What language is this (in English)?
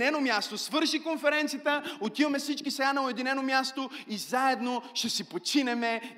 Bulgarian